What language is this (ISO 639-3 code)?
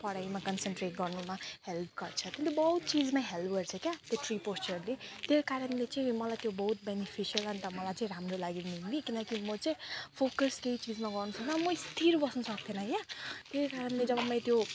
nep